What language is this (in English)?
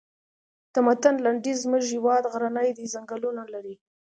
Pashto